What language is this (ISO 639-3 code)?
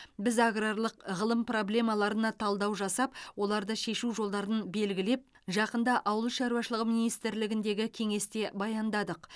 kaz